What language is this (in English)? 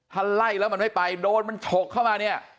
Thai